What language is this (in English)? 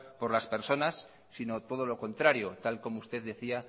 Spanish